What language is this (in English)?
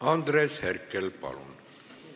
Estonian